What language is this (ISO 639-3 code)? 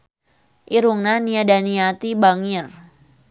sun